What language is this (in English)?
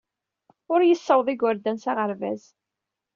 Kabyle